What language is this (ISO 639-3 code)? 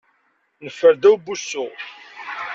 kab